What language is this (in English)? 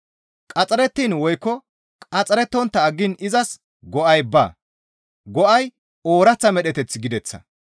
Gamo